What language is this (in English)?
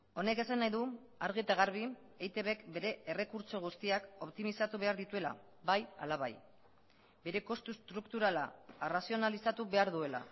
Basque